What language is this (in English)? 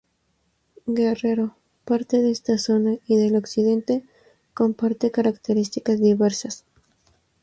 Spanish